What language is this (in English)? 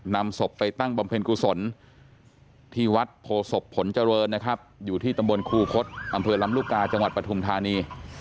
Thai